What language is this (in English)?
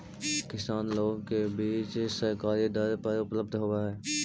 Magahi